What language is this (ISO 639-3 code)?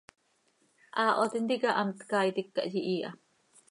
sei